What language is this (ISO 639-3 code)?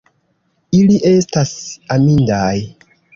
epo